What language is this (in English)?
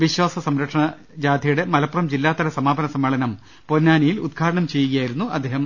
Malayalam